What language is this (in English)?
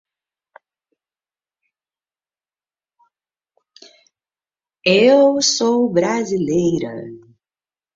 Portuguese